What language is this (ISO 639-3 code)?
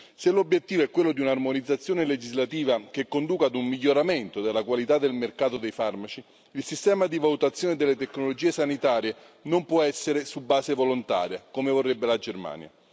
ita